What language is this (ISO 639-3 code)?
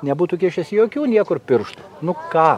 lit